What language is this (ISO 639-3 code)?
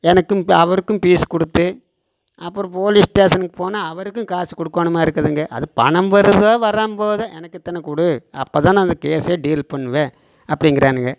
tam